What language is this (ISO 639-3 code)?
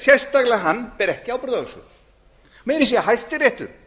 isl